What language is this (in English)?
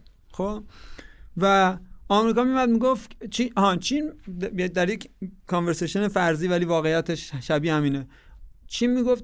Persian